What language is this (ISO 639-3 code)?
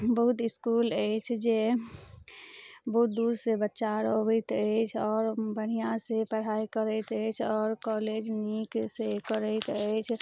mai